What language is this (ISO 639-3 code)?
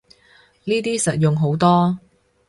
yue